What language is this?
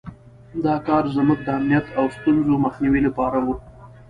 Pashto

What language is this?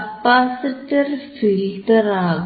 Malayalam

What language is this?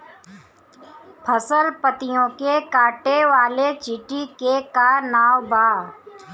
Bhojpuri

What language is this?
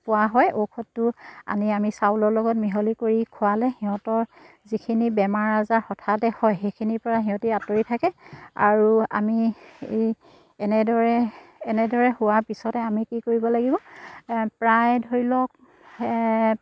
Assamese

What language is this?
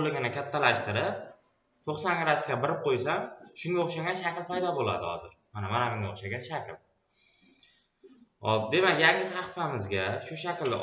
Turkish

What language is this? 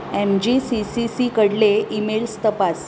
Konkani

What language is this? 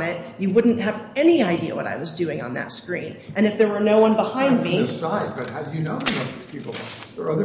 English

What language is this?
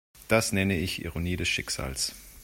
German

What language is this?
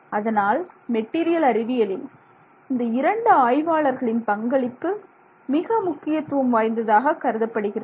Tamil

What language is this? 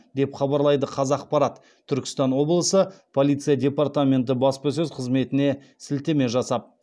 Kazakh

